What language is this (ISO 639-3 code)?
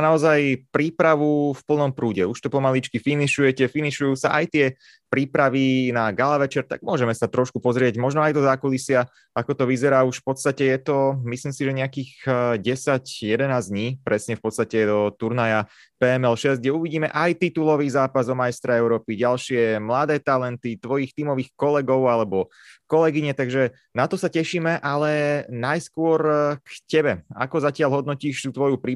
slk